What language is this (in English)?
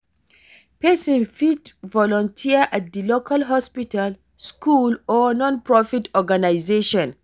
Nigerian Pidgin